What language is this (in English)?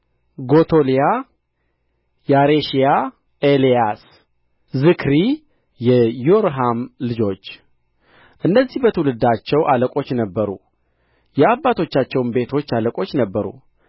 Amharic